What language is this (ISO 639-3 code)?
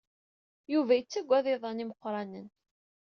kab